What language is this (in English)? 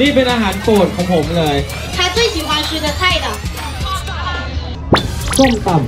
Thai